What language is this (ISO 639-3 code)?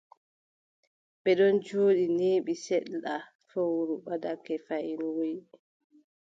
fub